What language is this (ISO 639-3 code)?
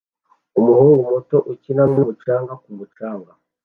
kin